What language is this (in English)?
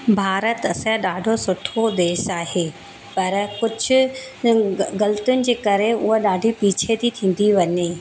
Sindhi